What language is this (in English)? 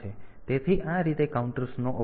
Gujarati